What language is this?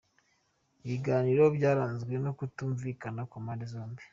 Kinyarwanda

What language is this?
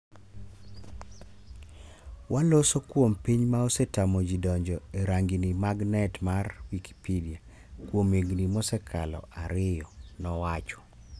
Luo (Kenya and Tanzania)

